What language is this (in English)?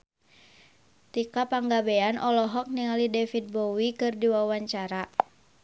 Sundanese